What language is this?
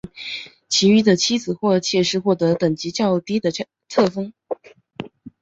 Chinese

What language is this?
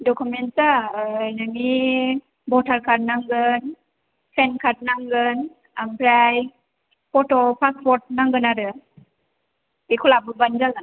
Bodo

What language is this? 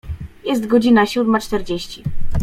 Polish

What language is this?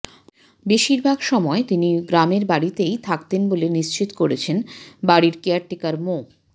Bangla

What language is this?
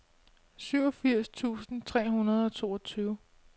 Danish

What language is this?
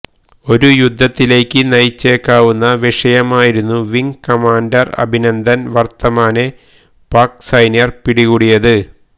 Malayalam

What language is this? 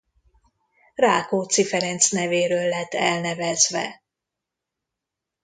Hungarian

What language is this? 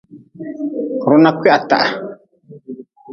Nawdm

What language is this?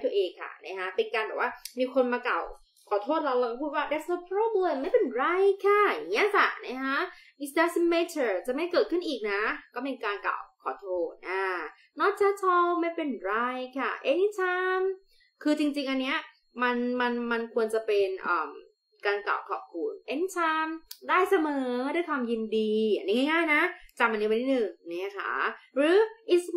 Thai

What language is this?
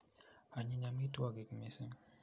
Kalenjin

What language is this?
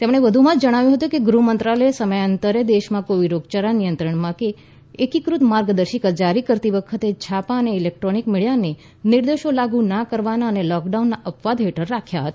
Gujarati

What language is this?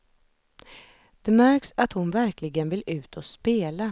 Swedish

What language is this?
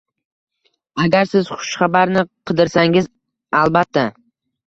Uzbek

